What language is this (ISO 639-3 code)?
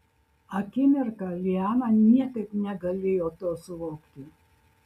lit